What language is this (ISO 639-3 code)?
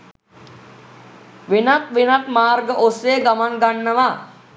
sin